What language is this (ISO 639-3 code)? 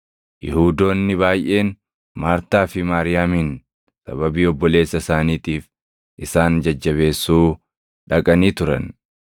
orm